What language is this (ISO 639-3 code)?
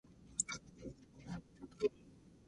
jpn